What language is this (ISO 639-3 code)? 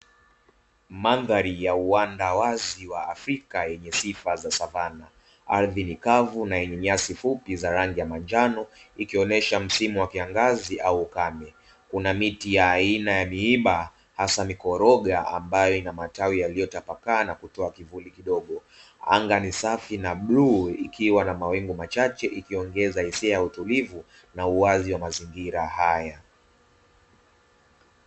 swa